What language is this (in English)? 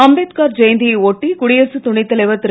Tamil